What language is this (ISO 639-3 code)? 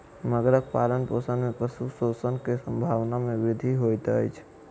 mai